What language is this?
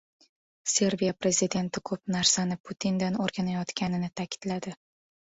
Uzbek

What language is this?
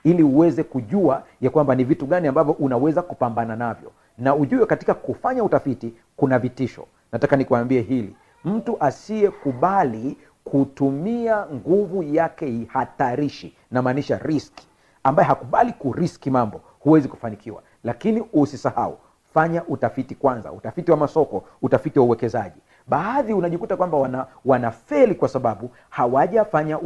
Swahili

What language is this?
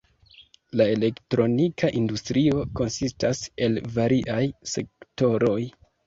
Esperanto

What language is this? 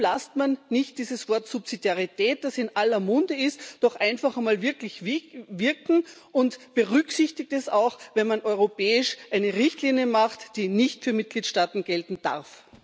German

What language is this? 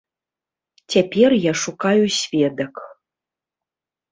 Belarusian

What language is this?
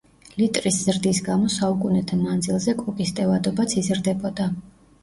Georgian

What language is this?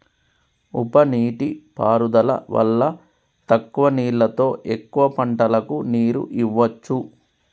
Telugu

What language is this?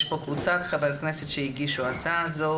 Hebrew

